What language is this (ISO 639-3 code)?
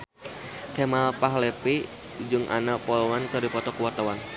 sun